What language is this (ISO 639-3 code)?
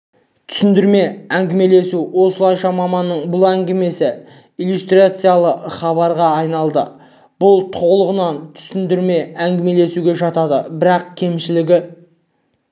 kaz